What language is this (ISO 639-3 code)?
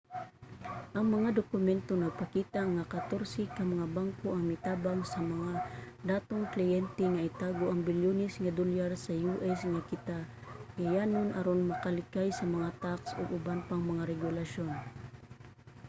ceb